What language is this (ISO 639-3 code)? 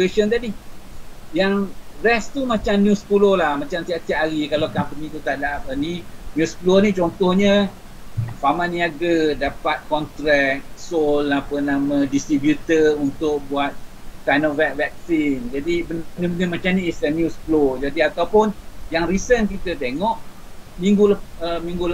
msa